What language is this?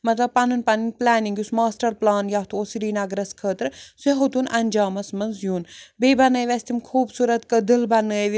Kashmiri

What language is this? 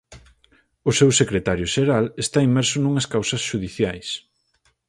Galician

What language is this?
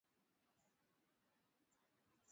Swahili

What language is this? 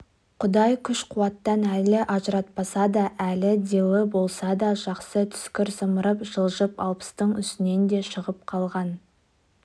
Kazakh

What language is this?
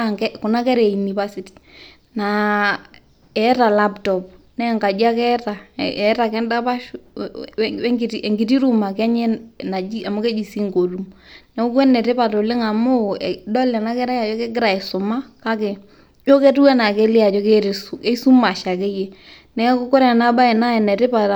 Masai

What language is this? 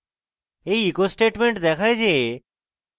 Bangla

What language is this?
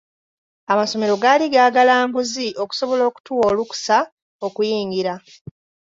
Ganda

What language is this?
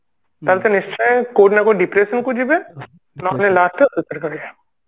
Odia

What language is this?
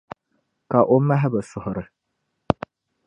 Dagbani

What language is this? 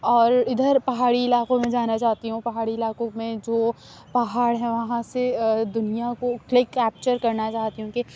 Urdu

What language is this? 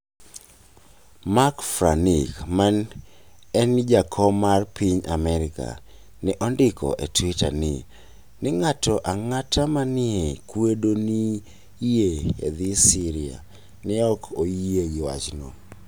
Luo (Kenya and Tanzania)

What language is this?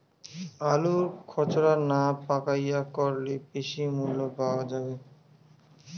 Bangla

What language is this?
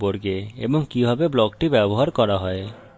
Bangla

